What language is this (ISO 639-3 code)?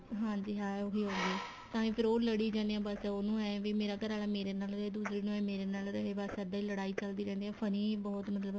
pan